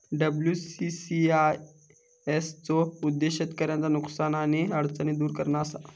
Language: Marathi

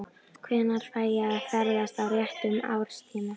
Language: Icelandic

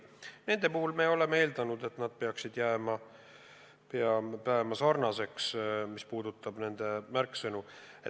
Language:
Estonian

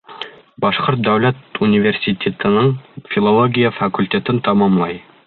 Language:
Bashkir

